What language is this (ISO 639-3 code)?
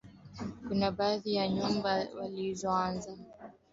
swa